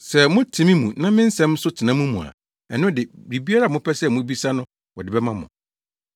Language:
Akan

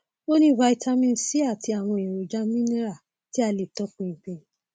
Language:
Yoruba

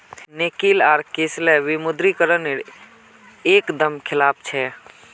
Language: Magahi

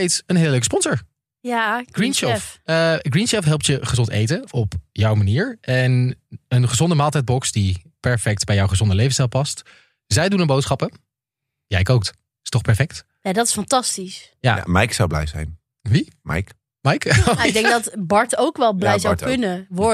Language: Dutch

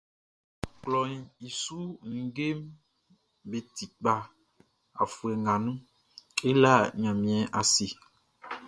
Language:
Baoulé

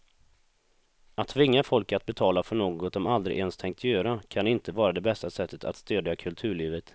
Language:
Swedish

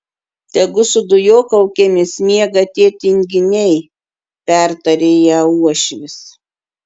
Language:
Lithuanian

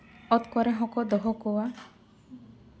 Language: Santali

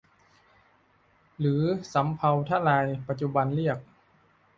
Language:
Thai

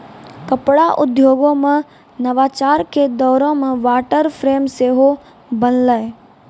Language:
Maithili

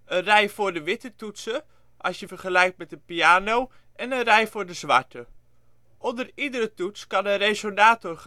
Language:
Dutch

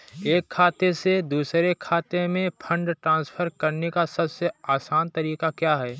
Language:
Hindi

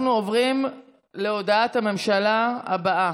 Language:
Hebrew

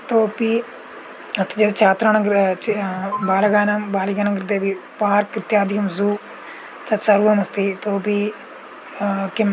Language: Sanskrit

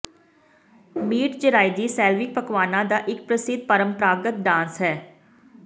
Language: Punjabi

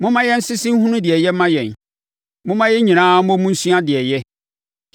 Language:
Akan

